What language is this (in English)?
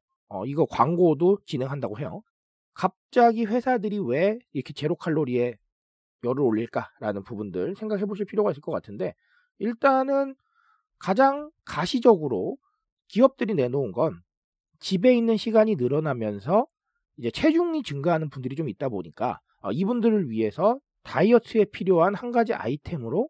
Korean